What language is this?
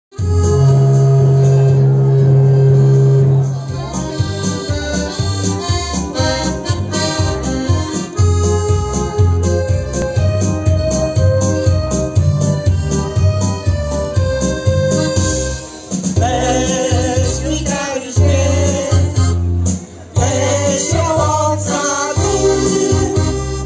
Romanian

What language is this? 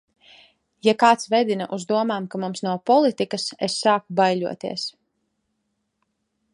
Latvian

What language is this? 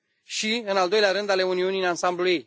Romanian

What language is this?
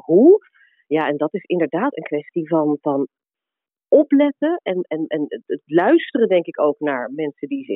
Dutch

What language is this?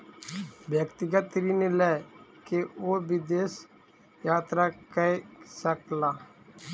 Maithili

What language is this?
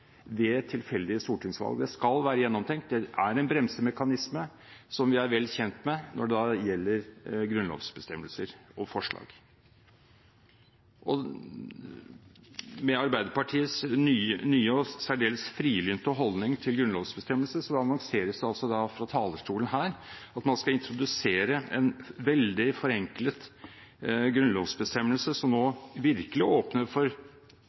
Norwegian Bokmål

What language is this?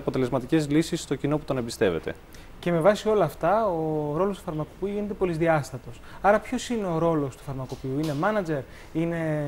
Greek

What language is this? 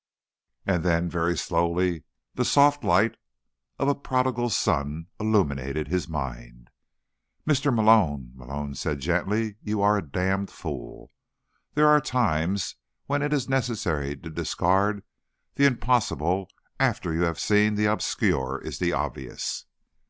English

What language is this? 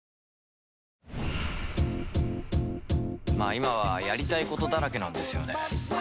Japanese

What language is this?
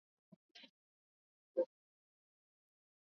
Swahili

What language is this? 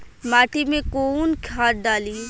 Bhojpuri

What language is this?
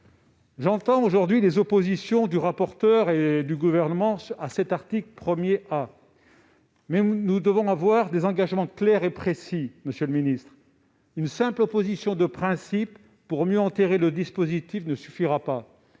French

